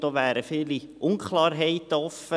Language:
Swiss German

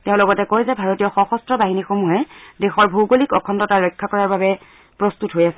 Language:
Assamese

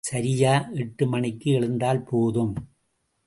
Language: Tamil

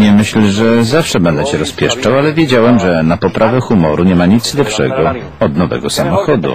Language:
Polish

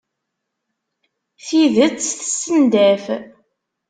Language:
Kabyle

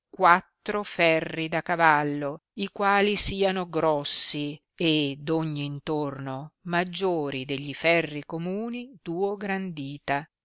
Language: Italian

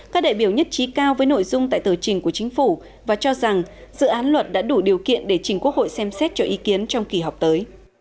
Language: Vietnamese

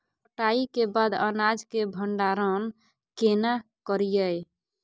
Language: Maithili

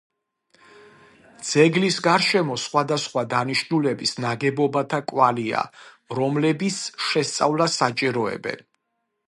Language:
Georgian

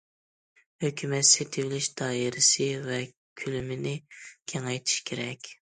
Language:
Uyghur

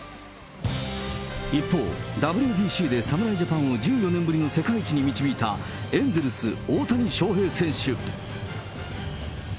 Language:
Japanese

